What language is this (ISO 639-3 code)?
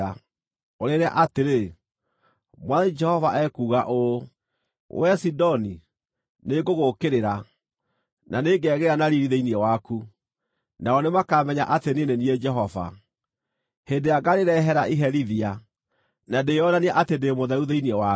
kik